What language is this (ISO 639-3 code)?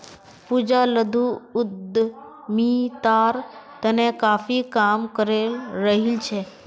mag